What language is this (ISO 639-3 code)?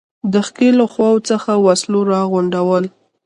pus